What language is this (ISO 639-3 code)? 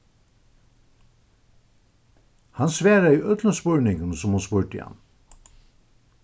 fao